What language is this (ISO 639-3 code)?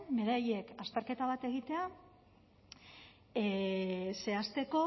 eus